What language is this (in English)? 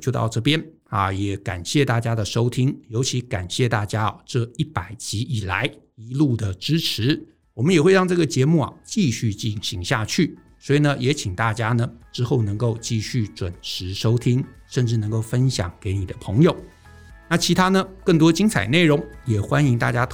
Chinese